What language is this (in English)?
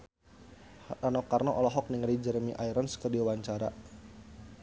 Sundanese